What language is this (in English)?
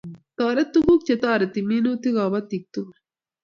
Kalenjin